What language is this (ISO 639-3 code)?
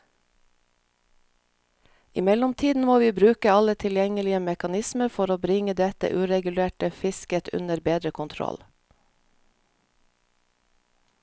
nor